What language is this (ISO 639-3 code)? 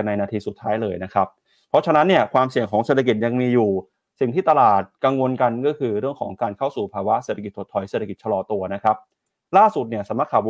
tha